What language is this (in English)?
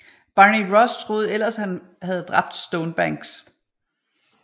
Danish